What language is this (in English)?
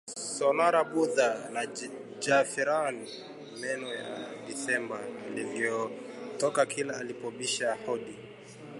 Swahili